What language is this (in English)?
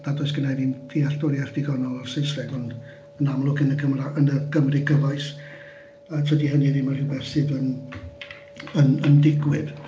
Welsh